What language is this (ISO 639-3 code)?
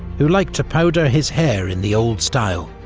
eng